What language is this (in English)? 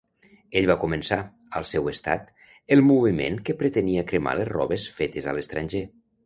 Catalan